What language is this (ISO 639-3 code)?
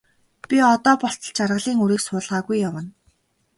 mon